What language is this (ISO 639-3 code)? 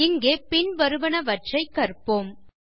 tam